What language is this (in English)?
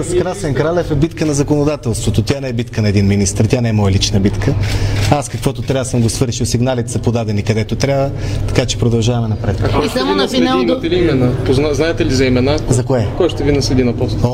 Bulgarian